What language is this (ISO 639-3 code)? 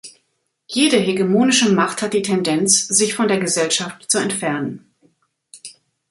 deu